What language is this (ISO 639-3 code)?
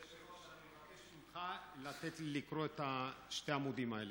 heb